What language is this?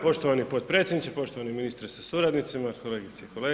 Croatian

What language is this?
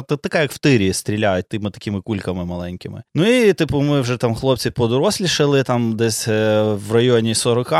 Ukrainian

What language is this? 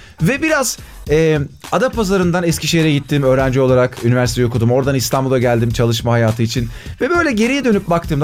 Turkish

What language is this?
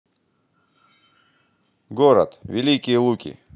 Russian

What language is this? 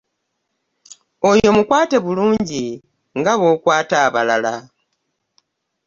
Ganda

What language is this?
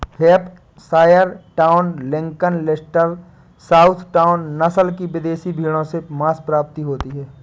Hindi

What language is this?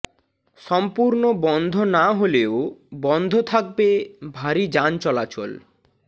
Bangla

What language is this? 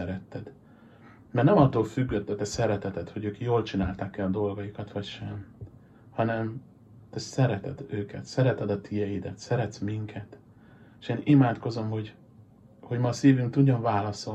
Hungarian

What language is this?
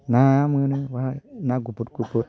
Bodo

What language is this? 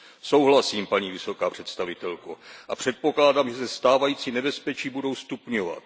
Czech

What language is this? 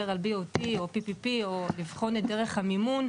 Hebrew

